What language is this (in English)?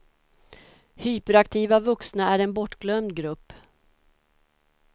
Swedish